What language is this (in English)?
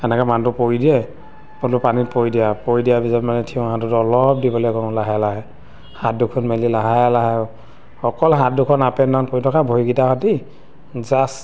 Assamese